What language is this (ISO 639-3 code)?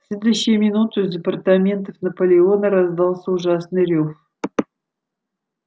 rus